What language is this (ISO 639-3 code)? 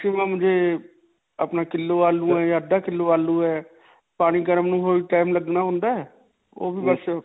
pan